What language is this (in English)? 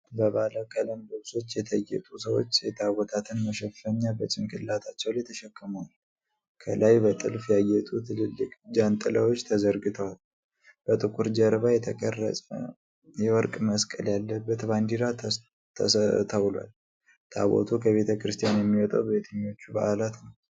Amharic